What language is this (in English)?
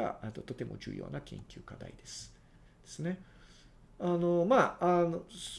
Japanese